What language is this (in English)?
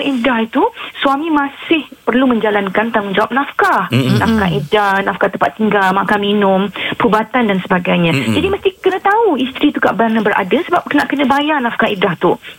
Malay